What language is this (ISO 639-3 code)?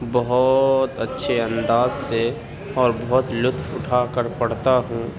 urd